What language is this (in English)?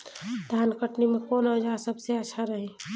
Bhojpuri